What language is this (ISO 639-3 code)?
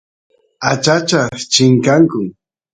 qus